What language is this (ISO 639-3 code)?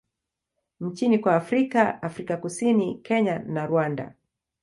swa